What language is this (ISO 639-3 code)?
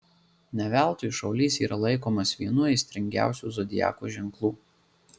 lit